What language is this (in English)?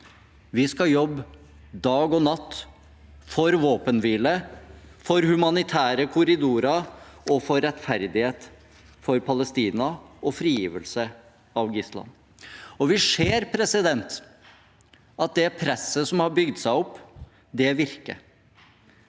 Norwegian